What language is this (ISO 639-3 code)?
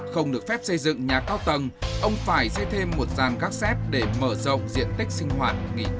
vie